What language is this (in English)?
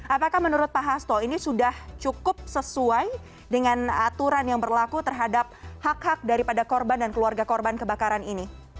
Indonesian